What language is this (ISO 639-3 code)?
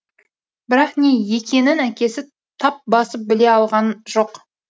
kaz